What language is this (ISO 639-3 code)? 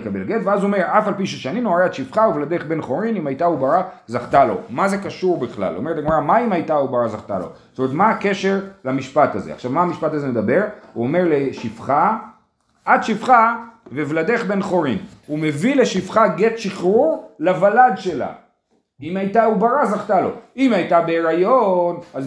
heb